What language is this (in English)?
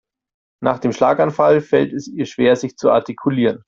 German